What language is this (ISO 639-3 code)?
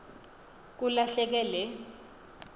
xho